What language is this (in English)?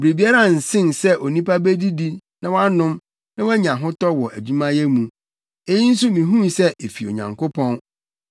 Akan